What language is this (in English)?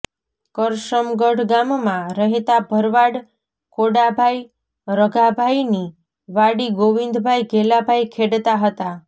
Gujarati